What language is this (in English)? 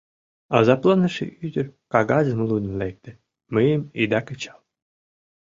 Mari